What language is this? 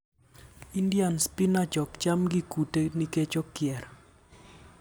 Luo (Kenya and Tanzania)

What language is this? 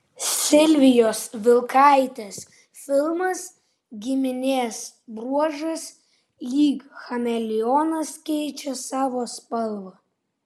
Lithuanian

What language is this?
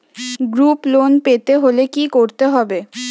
Bangla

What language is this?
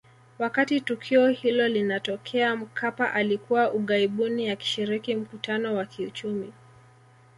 Swahili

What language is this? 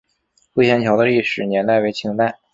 Chinese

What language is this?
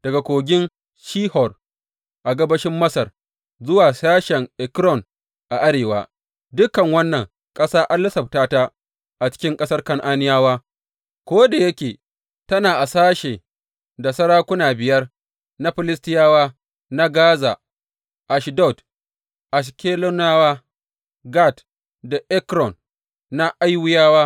Hausa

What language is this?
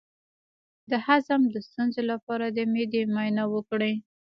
Pashto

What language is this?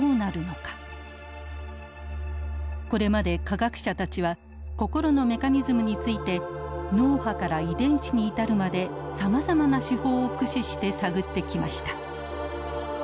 Japanese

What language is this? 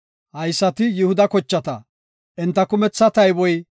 Gofa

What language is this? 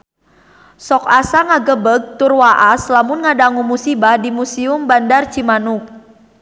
Sundanese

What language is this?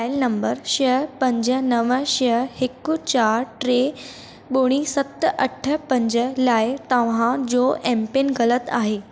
Sindhi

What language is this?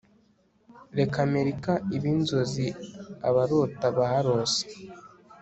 Kinyarwanda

